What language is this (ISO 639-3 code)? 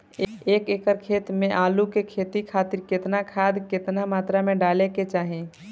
bho